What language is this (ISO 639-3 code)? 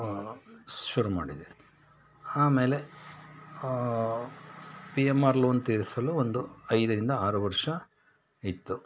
kan